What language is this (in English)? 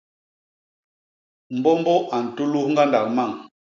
Basaa